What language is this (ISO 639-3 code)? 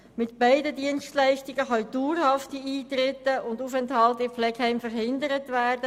gsw